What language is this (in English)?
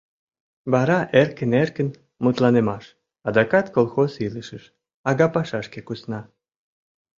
Mari